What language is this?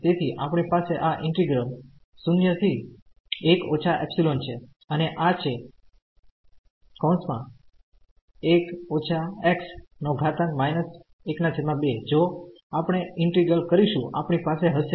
Gujarati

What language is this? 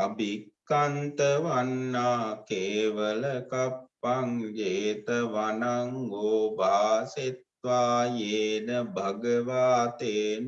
Vietnamese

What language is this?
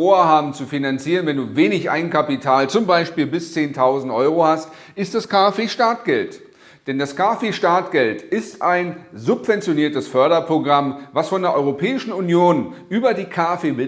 German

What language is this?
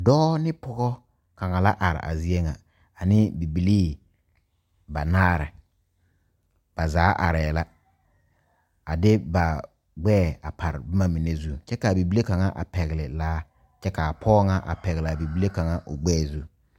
Southern Dagaare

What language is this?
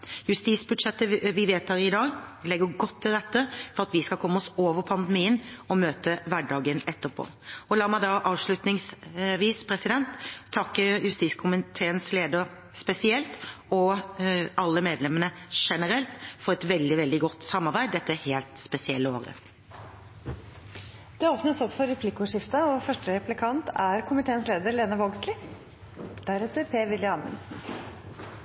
Norwegian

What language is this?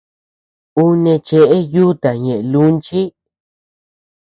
Tepeuxila Cuicatec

